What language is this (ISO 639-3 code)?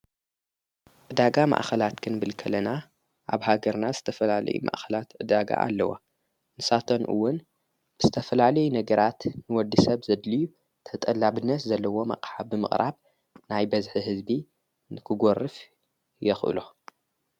tir